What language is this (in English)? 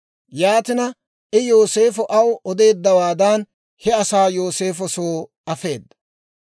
Dawro